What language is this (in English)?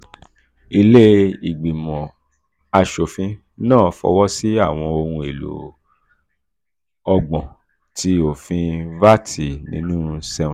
Yoruba